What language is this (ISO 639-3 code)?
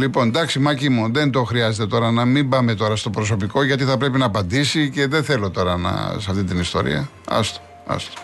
ell